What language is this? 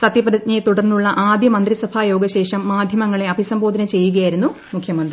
Malayalam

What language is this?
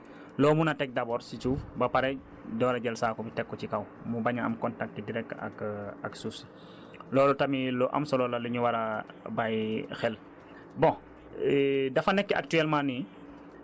Wolof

